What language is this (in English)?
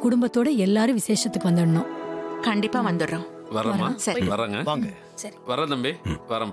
Arabic